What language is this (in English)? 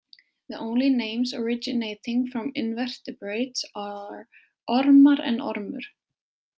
Icelandic